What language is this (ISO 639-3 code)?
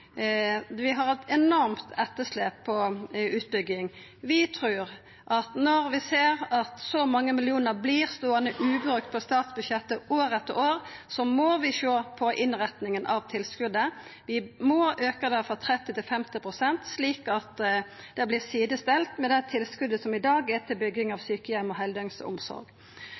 nno